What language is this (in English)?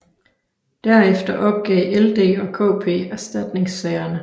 Danish